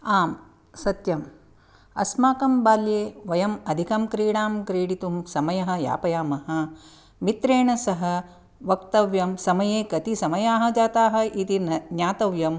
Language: Sanskrit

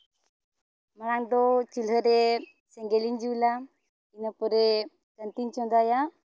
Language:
Santali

